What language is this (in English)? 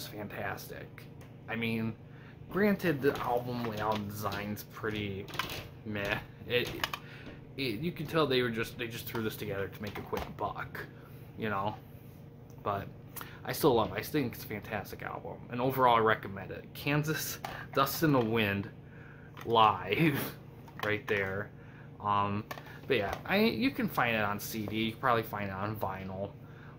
English